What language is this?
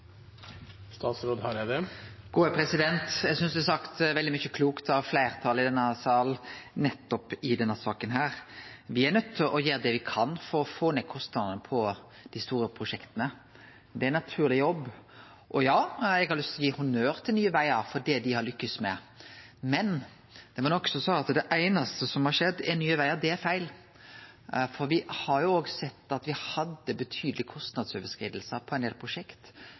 Norwegian Nynorsk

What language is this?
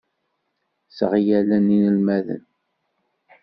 Kabyle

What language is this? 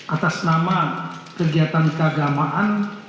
Indonesian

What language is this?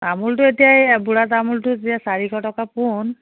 Assamese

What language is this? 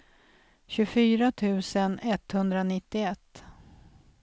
Swedish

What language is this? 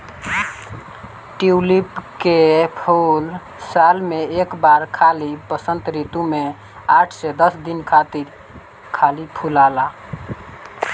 Bhojpuri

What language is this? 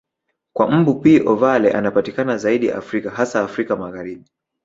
Swahili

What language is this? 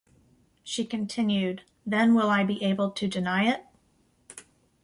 English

